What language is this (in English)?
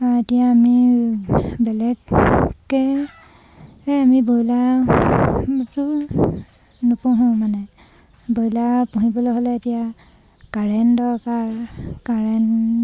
Assamese